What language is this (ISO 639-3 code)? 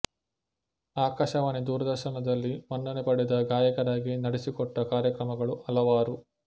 kan